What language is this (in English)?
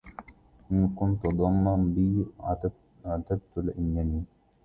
Arabic